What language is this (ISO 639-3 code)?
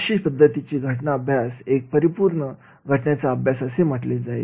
mar